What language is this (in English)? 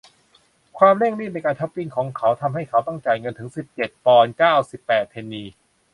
Thai